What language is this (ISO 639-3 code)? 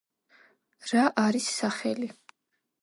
kat